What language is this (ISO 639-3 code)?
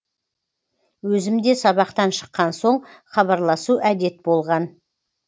kaz